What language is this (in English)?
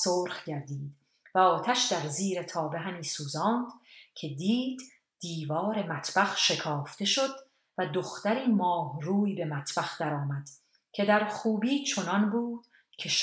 Persian